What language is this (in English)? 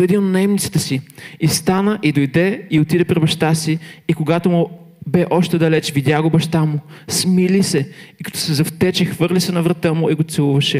Bulgarian